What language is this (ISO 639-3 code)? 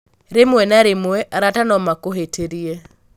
kik